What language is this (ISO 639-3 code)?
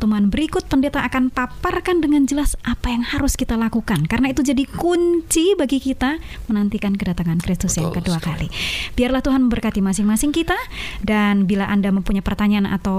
ind